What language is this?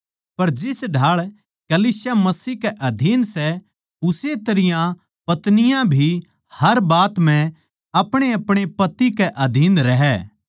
Haryanvi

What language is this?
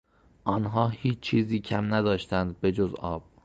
Persian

